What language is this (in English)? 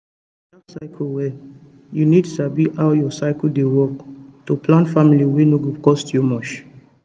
Nigerian Pidgin